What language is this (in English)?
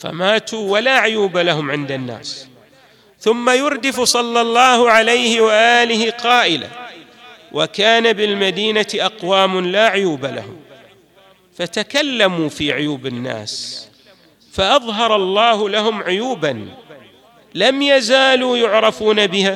Arabic